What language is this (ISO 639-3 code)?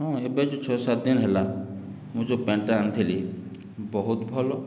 ori